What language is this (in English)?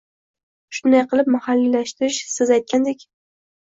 Uzbek